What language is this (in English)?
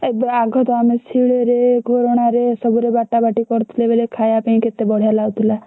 Odia